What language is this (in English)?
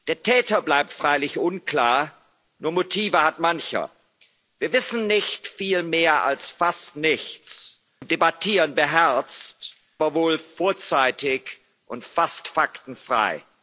German